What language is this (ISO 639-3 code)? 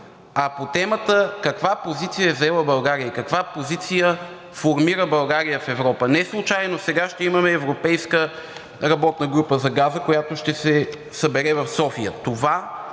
bul